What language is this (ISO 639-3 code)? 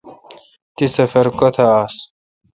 xka